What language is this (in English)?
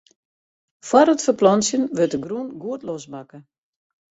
Western Frisian